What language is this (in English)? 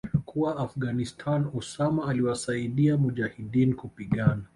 Swahili